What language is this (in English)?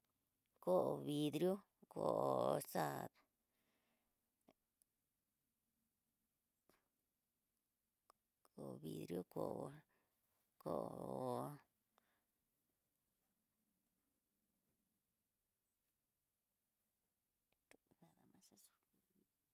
Tidaá Mixtec